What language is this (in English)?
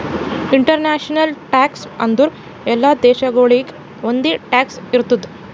Kannada